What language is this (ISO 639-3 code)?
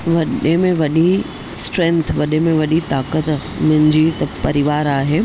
snd